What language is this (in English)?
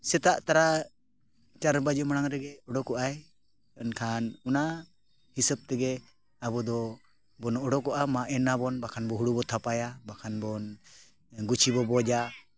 Santali